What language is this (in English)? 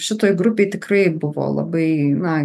Lithuanian